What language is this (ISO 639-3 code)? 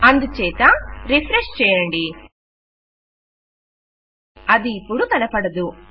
tel